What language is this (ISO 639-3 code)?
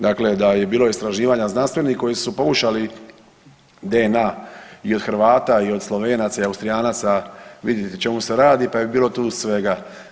hrv